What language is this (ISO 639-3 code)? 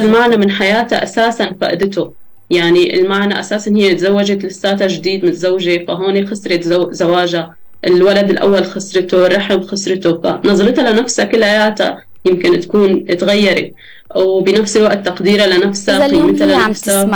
ara